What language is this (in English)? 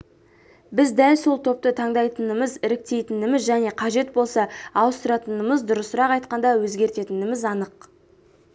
Kazakh